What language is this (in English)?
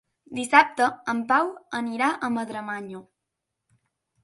Catalan